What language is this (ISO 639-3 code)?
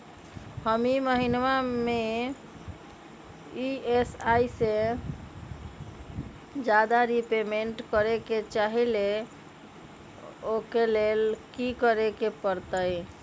mag